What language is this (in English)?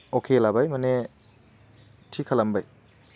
Bodo